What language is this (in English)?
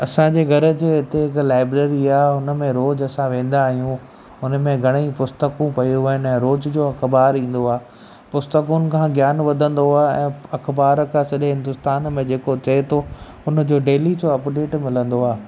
Sindhi